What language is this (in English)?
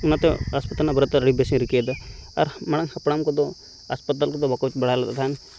Santali